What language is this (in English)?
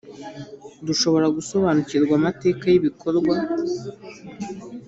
Kinyarwanda